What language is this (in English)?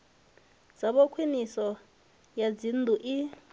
Venda